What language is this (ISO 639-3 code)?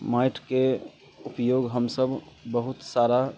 mai